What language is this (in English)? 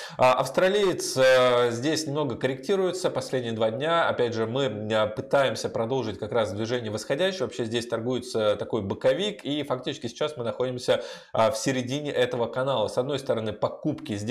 Russian